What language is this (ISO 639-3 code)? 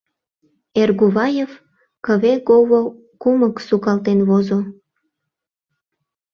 chm